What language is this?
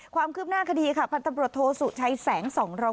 Thai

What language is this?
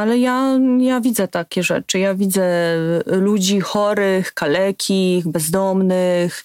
Polish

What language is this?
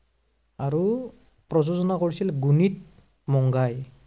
Assamese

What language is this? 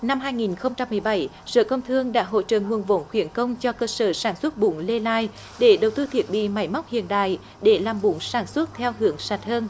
Vietnamese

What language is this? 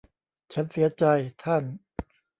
Thai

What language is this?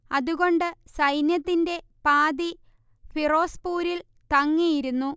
Malayalam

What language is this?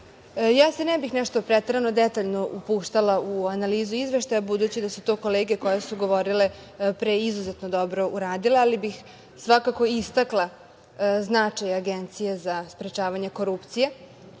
Serbian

